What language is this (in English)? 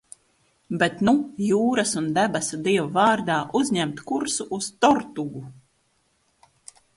Latvian